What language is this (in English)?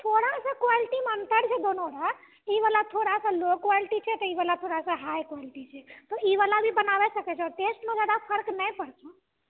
Maithili